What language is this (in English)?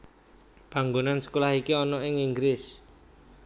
Javanese